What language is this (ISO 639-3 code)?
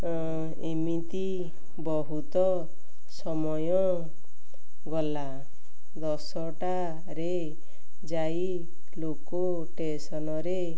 ori